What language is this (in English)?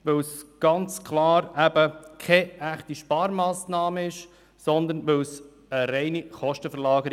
Swiss German